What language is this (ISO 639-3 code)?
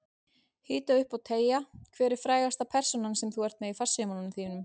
isl